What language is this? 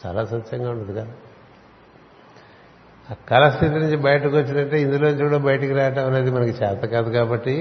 Telugu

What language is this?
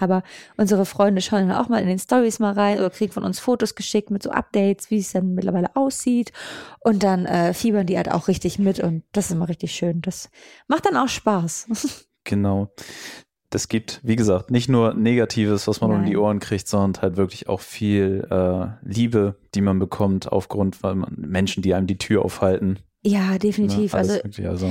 German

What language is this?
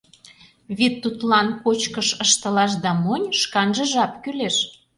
Mari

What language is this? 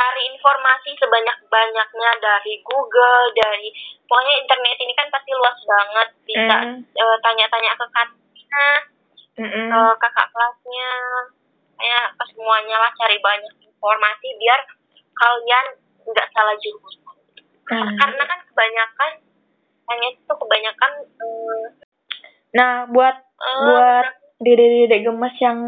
Indonesian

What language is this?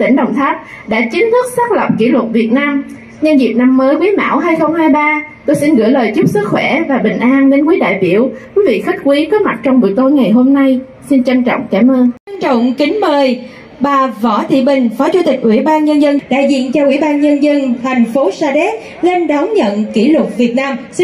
Vietnamese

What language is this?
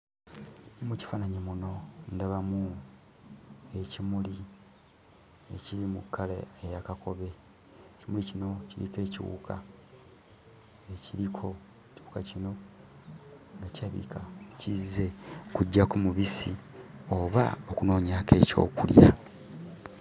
Ganda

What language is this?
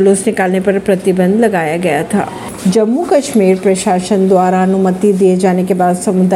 Hindi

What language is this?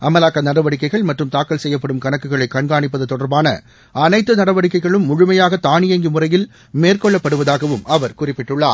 Tamil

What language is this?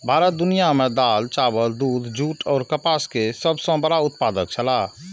Maithili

